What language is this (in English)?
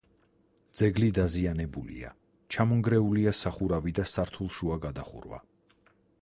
Georgian